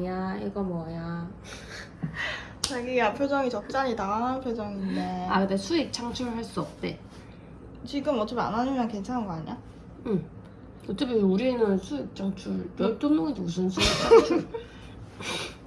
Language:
Korean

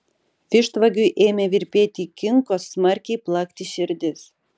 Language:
Lithuanian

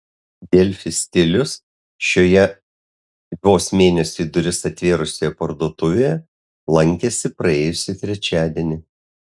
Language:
Lithuanian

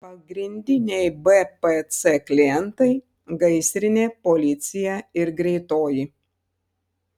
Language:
Lithuanian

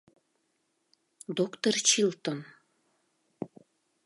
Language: Mari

